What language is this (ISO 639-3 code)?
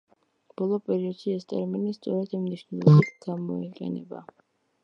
kat